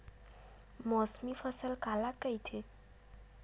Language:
Chhattisgarhi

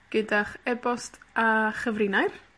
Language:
Welsh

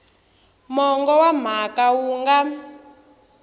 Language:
Tsonga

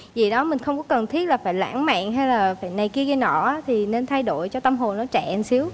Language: Vietnamese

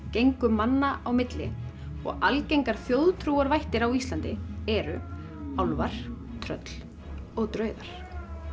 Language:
Icelandic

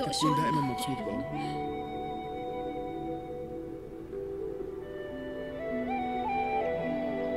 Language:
Arabic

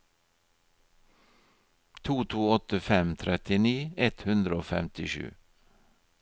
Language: Norwegian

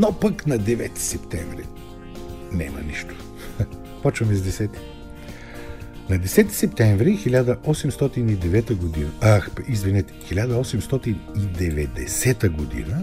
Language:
Bulgarian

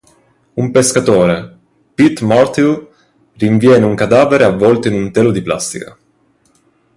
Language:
Italian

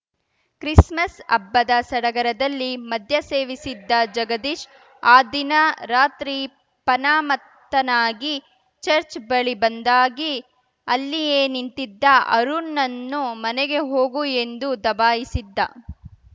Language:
Kannada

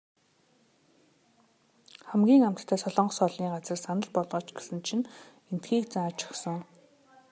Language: Mongolian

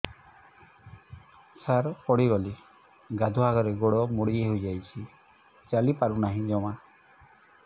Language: Odia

